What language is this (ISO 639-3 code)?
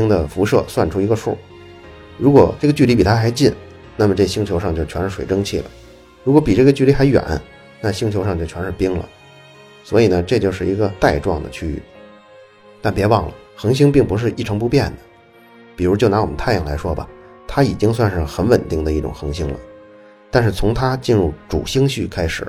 zho